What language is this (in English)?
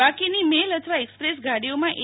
Gujarati